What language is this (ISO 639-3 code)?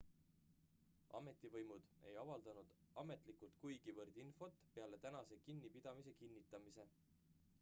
est